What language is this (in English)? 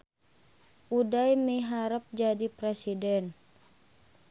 Sundanese